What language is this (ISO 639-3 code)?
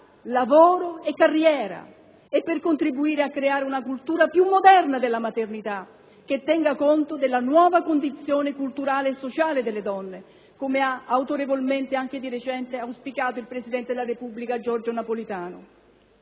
ita